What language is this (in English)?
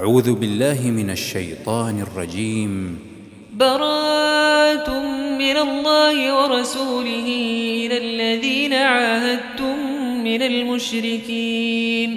Arabic